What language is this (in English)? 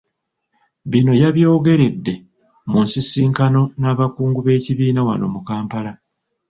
Ganda